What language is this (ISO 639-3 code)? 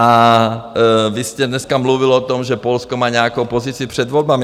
ces